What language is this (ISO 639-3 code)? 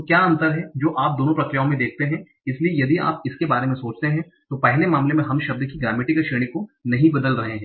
hin